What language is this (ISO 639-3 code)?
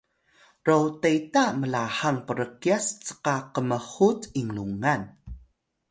tay